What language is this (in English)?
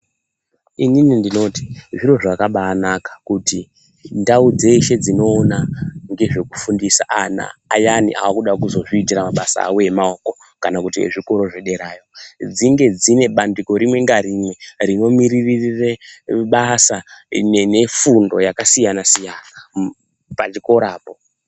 Ndau